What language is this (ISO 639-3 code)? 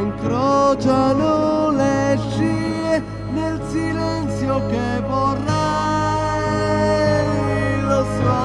ita